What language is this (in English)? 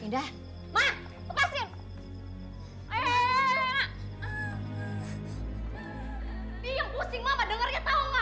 Indonesian